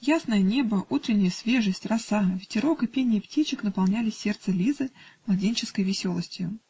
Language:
Russian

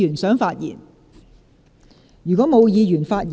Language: Cantonese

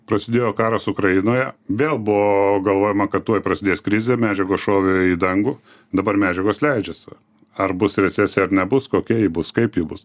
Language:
Lithuanian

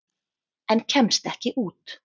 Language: Icelandic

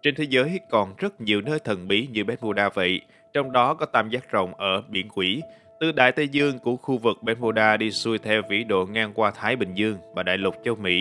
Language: Vietnamese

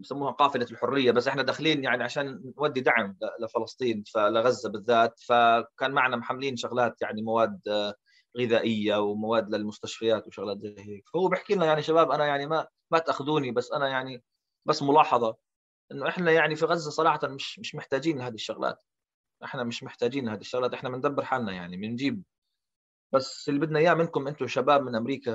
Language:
Arabic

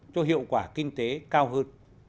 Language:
Vietnamese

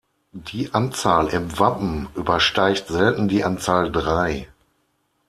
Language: German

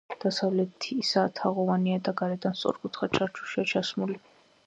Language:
Georgian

